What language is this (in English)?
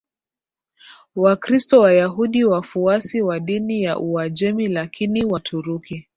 Swahili